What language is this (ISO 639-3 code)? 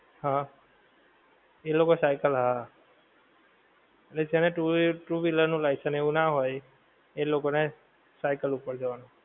guj